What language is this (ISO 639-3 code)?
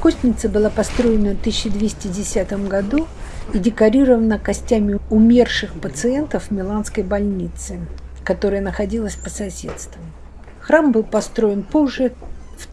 rus